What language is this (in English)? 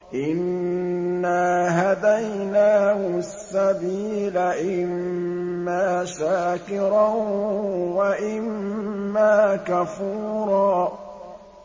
Arabic